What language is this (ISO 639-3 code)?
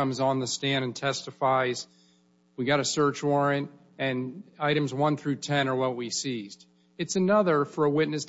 eng